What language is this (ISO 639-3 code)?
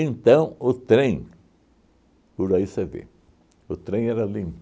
por